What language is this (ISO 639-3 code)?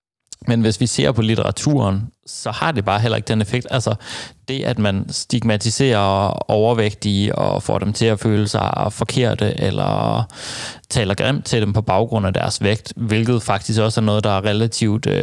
dan